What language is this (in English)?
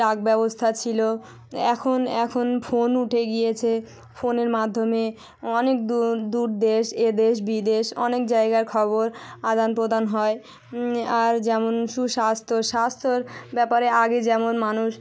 Bangla